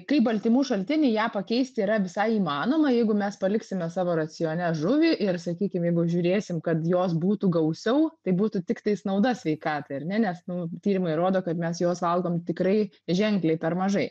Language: Lithuanian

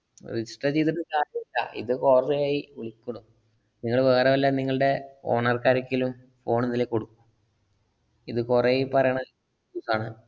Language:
Malayalam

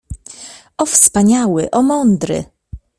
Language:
Polish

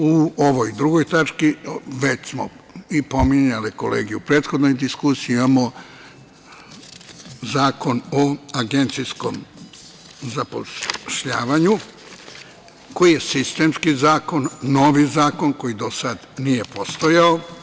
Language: Serbian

